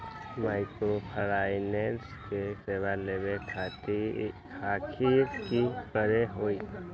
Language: Magahi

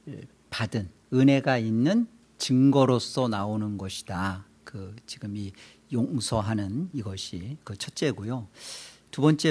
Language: Korean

